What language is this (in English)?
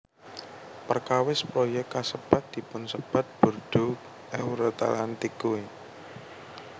Javanese